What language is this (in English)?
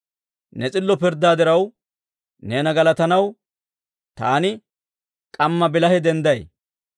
Dawro